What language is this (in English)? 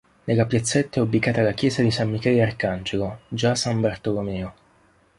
Italian